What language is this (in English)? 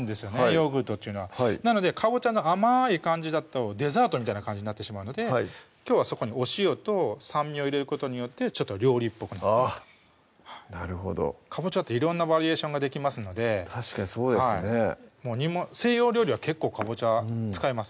Japanese